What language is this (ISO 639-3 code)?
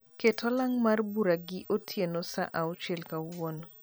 luo